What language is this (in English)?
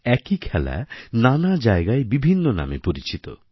Bangla